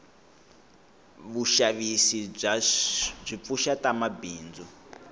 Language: Tsonga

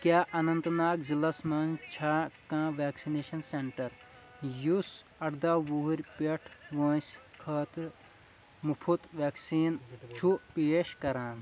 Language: Kashmiri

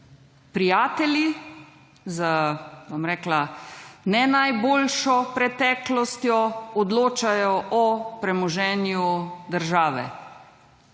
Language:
Slovenian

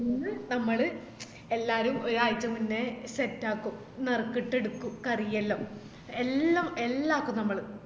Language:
Malayalam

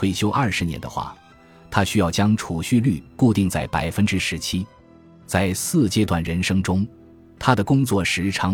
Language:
Chinese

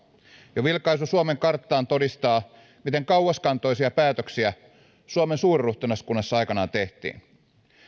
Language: Finnish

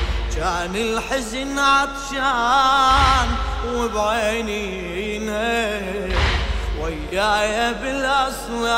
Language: Arabic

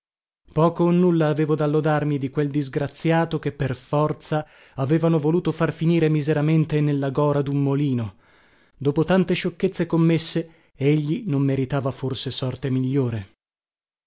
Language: Italian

